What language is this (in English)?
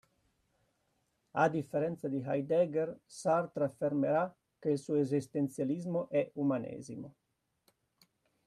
Italian